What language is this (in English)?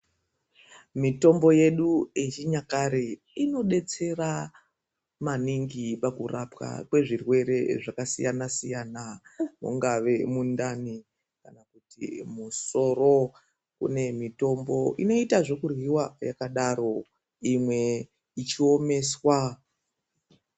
Ndau